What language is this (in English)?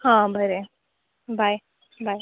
Konkani